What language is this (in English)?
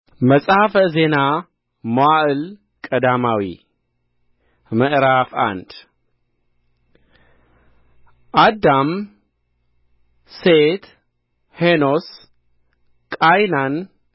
Amharic